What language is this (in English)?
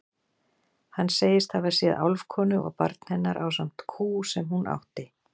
Icelandic